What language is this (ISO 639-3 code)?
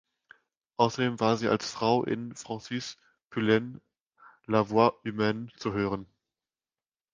deu